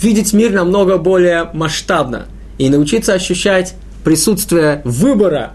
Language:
Russian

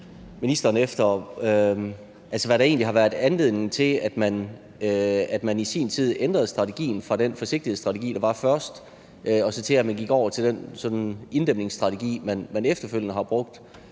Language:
Danish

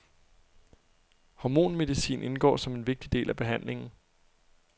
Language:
Danish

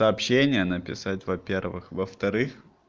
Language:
Russian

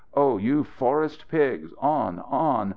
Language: English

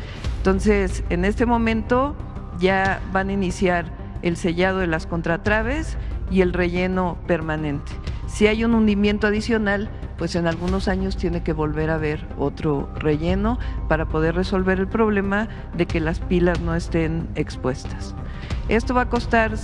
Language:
Spanish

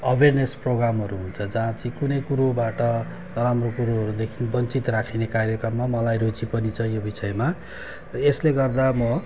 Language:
Nepali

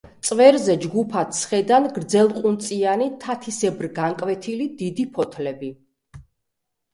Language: Georgian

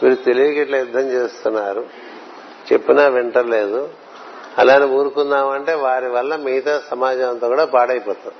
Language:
Telugu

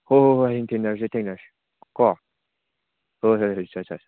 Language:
Manipuri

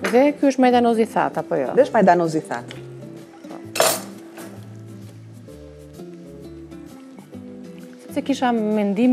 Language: Romanian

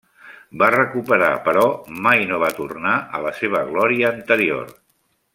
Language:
Catalan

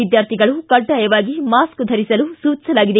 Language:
Kannada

